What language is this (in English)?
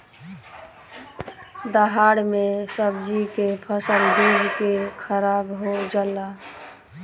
Bhojpuri